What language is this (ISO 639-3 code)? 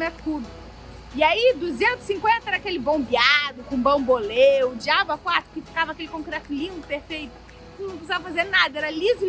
por